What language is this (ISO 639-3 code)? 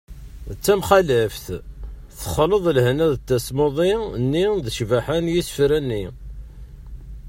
kab